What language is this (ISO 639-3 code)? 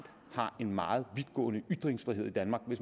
dan